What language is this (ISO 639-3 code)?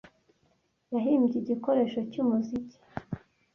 kin